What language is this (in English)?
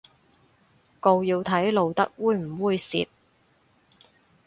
Cantonese